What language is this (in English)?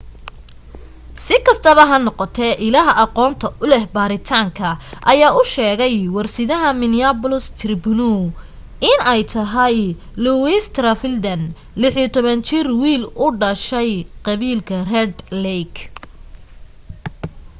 Somali